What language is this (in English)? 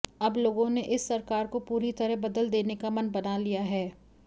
Hindi